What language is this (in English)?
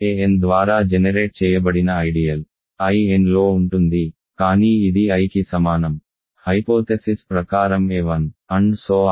Telugu